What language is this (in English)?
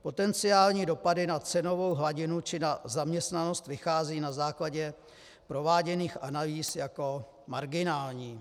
Czech